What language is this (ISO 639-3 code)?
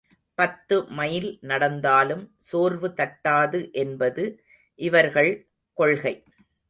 tam